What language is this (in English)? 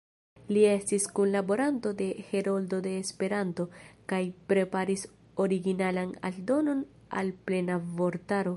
Esperanto